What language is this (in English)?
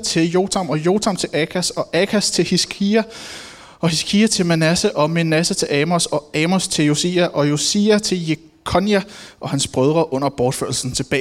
Danish